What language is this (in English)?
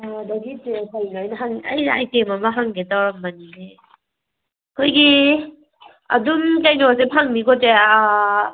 Manipuri